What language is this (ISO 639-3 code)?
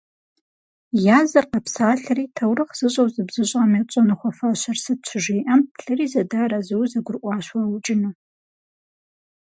kbd